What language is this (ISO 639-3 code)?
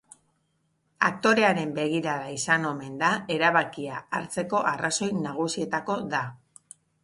eus